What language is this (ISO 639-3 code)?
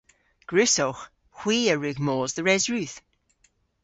cor